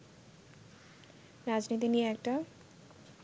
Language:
Bangla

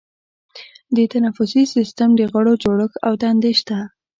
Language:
Pashto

